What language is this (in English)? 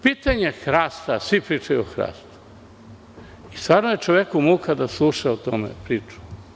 Serbian